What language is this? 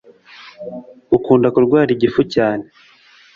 Kinyarwanda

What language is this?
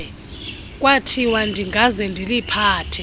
Xhosa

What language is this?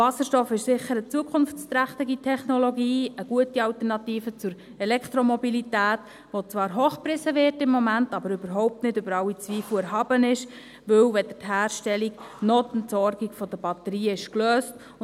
Swiss German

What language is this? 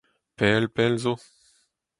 Breton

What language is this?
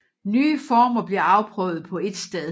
Danish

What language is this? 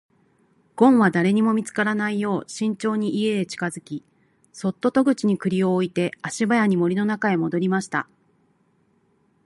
Japanese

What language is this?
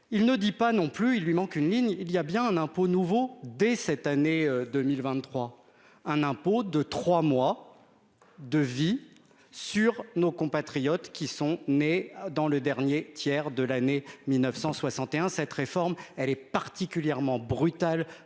French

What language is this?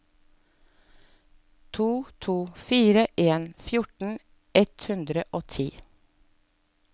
Norwegian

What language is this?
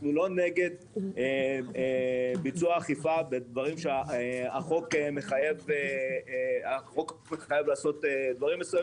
Hebrew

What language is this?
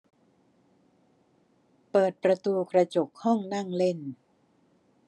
Thai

